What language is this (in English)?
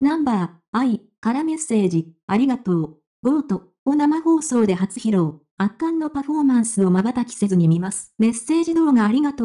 Japanese